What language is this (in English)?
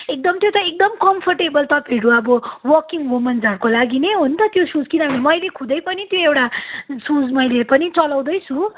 Nepali